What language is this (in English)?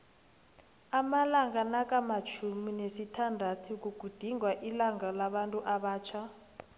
South Ndebele